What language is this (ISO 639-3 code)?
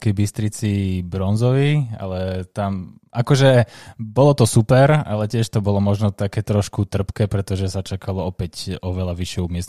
slk